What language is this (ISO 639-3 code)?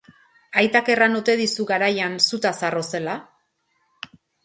eus